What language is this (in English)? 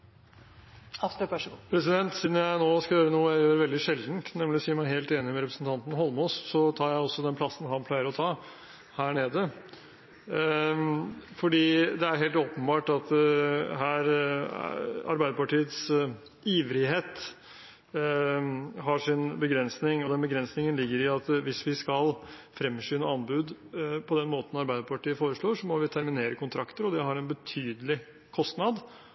Norwegian